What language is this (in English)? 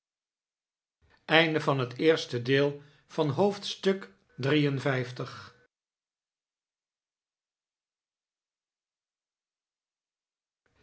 Dutch